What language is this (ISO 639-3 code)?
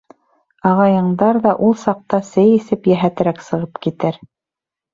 bak